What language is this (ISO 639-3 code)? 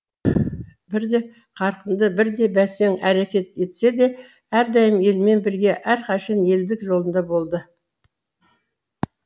kaz